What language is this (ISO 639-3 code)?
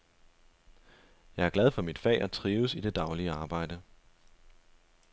dan